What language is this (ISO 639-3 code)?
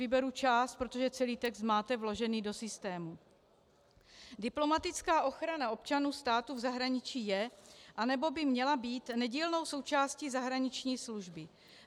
ces